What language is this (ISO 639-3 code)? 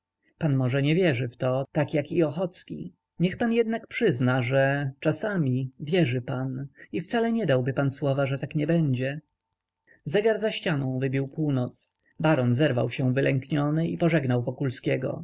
pol